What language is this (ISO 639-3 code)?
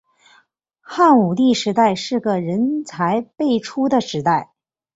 zho